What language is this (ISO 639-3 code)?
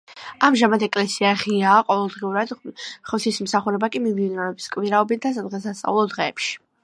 kat